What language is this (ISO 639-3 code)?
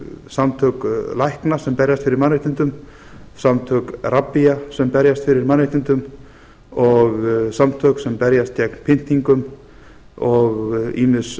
isl